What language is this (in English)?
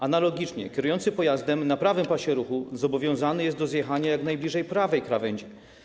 Polish